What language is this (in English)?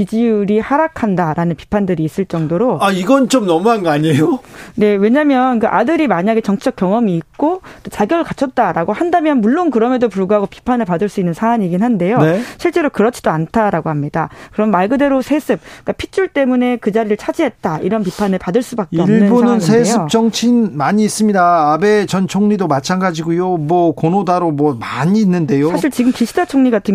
Korean